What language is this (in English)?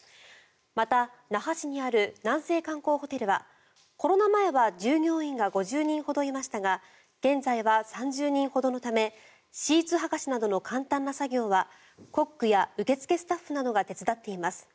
Japanese